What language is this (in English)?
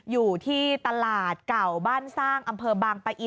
Thai